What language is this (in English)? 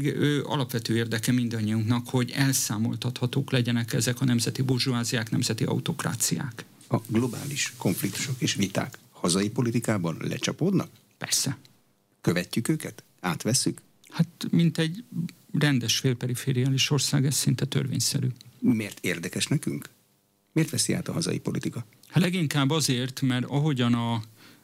Hungarian